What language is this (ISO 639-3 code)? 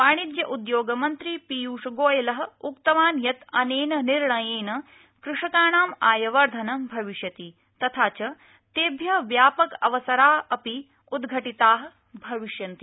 san